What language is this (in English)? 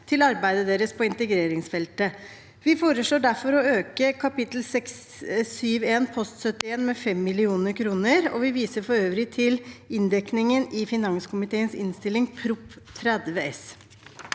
Norwegian